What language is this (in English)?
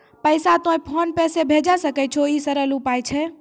Maithili